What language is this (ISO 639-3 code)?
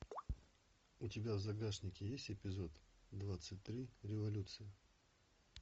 rus